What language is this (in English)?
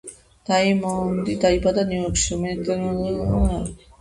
Georgian